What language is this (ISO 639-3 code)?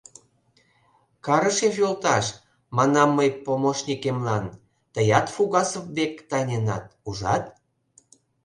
chm